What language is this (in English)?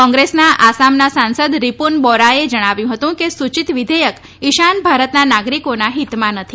Gujarati